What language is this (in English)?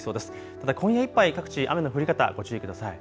Japanese